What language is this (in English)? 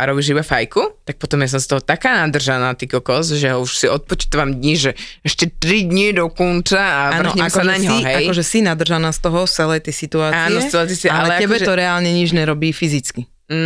Slovak